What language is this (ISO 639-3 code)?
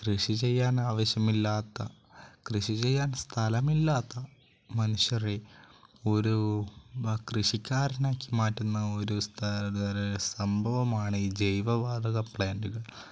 mal